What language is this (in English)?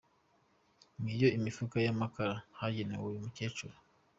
Kinyarwanda